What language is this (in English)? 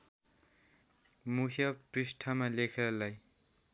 Nepali